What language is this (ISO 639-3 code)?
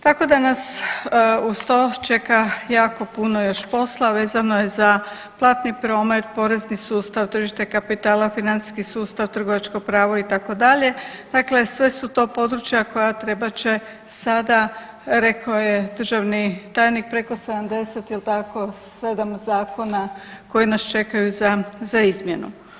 hrv